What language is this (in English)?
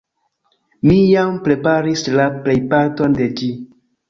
Esperanto